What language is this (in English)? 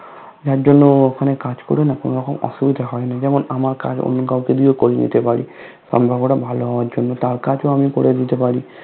Bangla